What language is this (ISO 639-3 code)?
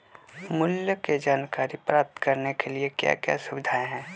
mag